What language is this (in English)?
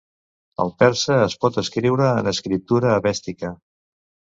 Catalan